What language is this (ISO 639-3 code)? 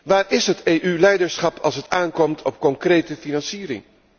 nld